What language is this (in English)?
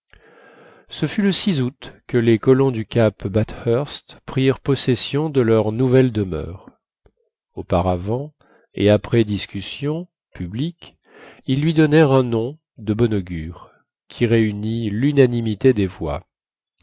French